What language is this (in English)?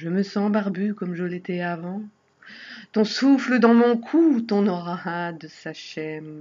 French